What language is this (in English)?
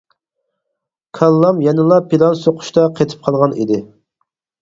Uyghur